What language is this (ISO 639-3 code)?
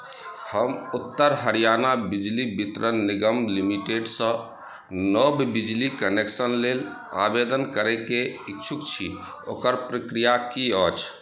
mai